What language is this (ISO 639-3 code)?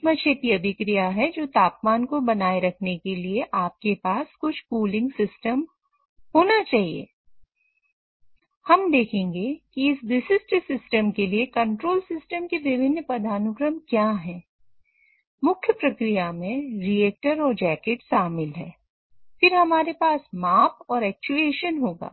hin